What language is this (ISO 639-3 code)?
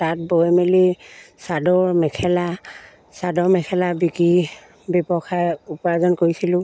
asm